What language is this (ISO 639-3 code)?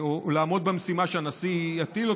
heb